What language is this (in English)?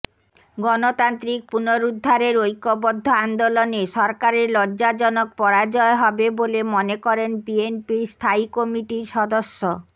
Bangla